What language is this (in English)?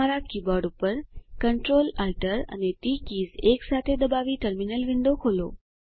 Gujarati